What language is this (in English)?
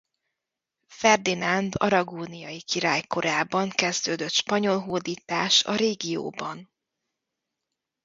Hungarian